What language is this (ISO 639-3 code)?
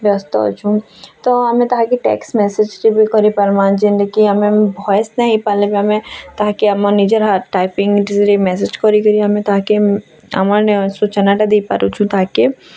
ori